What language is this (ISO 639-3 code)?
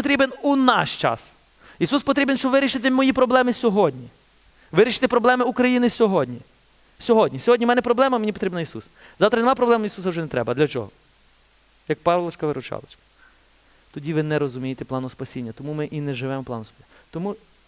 ukr